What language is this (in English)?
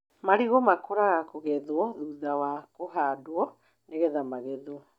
Kikuyu